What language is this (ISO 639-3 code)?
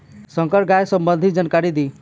bho